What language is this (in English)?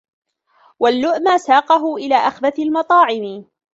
Arabic